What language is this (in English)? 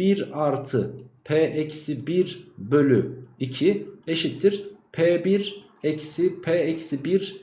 Turkish